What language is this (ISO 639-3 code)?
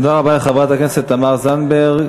heb